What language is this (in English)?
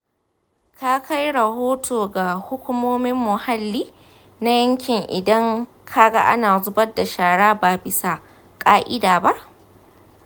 Hausa